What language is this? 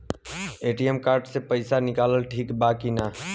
Bhojpuri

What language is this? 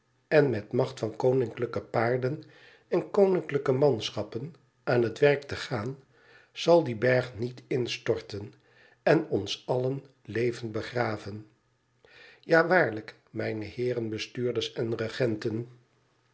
Dutch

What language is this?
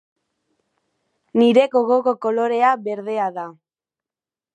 Basque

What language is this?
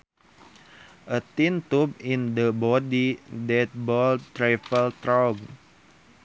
Sundanese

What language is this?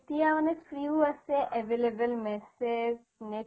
Assamese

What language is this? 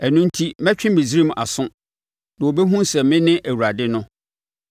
Akan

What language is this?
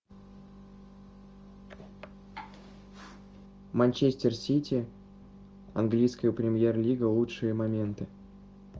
Russian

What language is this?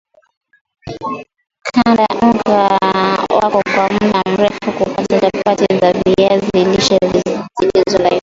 Swahili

